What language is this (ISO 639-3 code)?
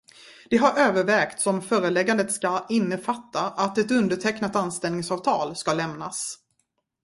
swe